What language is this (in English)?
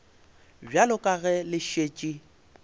Northern Sotho